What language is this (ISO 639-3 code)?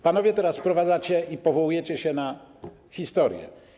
pol